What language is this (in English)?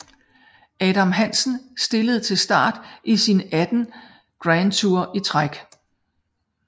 Danish